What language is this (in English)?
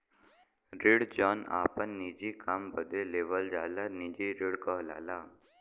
Bhojpuri